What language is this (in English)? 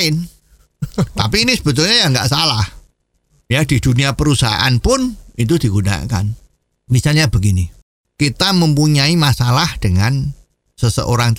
Indonesian